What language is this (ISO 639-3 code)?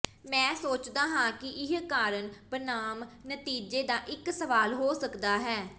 pan